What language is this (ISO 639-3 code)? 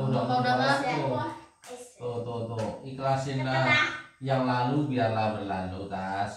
ind